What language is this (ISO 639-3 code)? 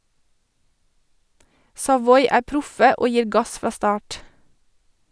nor